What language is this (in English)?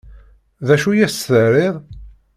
Kabyle